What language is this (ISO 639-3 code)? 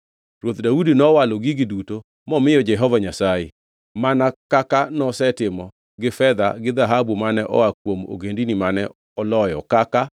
luo